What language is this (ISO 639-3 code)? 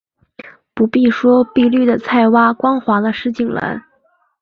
zho